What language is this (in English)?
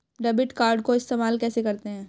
Hindi